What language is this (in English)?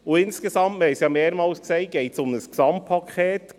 Swiss German